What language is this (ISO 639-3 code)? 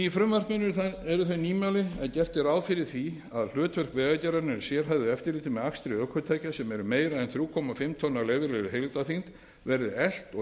isl